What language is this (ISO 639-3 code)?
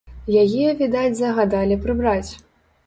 bel